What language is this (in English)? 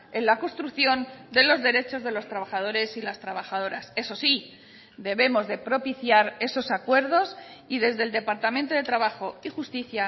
Spanish